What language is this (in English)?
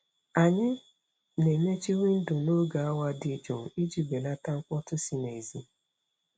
Igbo